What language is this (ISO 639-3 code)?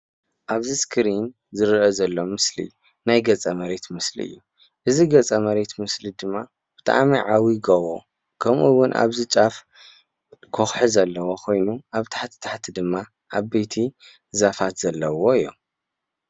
tir